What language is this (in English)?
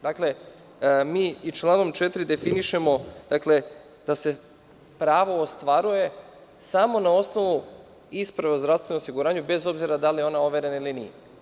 Serbian